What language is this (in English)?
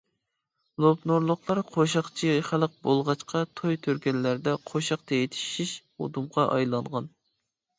Uyghur